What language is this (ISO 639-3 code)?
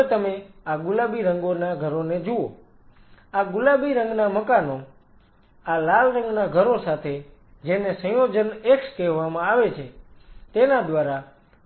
guj